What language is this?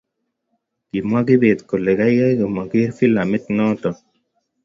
Kalenjin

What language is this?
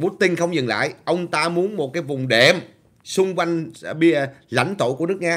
Vietnamese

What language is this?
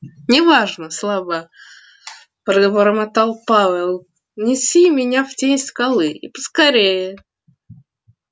Russian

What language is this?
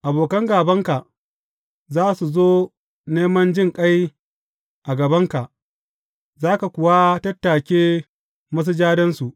Hausa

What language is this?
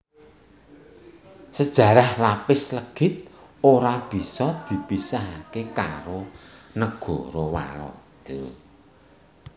Javanese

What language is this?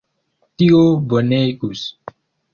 Esperanto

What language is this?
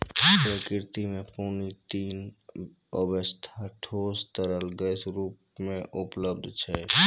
Maithili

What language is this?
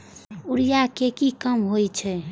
Maithili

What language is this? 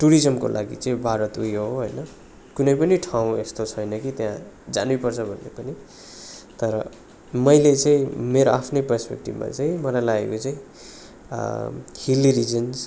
Nepali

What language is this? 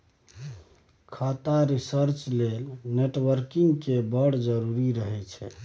Maithili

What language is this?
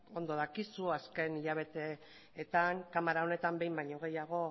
Basque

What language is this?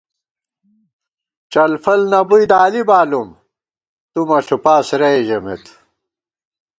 Gawar-Bati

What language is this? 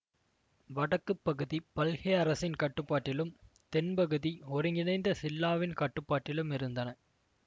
Tamil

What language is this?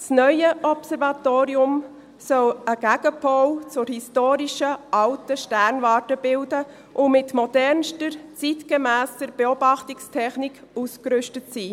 Swiss German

